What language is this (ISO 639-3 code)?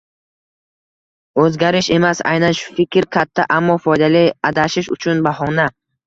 uzb